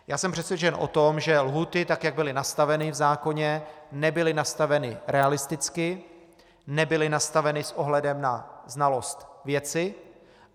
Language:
Czech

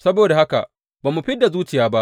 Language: Hausa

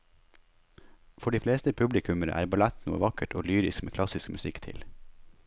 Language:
Norwegian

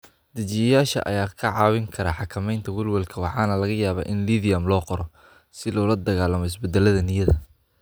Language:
Somali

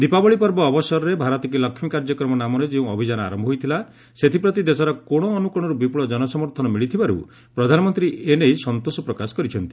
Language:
Odia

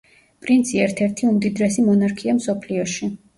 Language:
Georgian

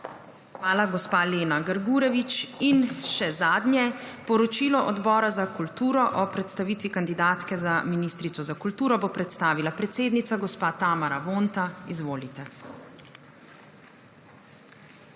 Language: Slovenian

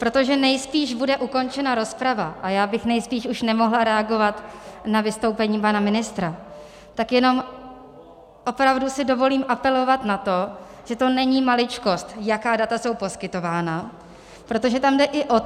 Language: Czech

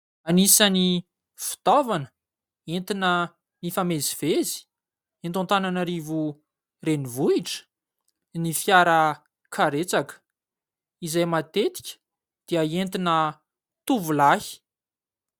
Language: Malagasy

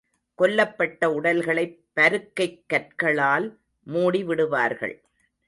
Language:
Tamil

